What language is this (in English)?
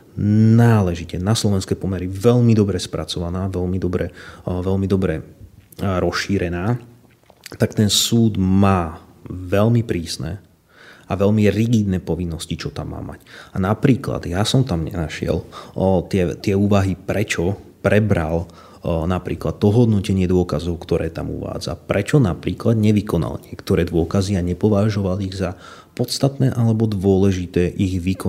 Slovak